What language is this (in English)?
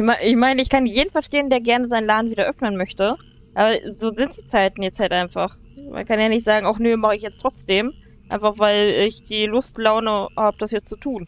German